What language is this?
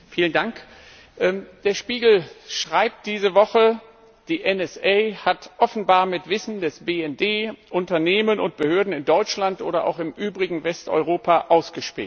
German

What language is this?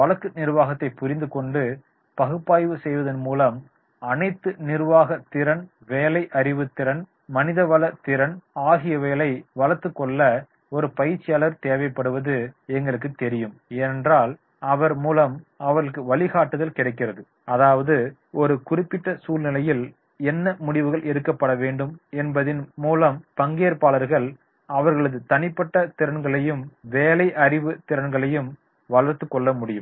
Tamil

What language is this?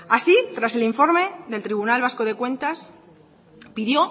Spanish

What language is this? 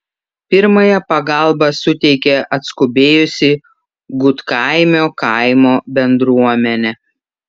Lithuanian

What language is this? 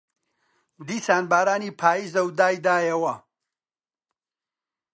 Central Kurdish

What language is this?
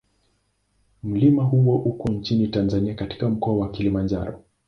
Swahili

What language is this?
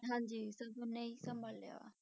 Punjabi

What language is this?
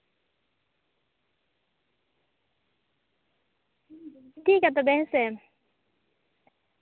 Santali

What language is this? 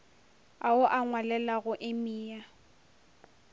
Northern Sotho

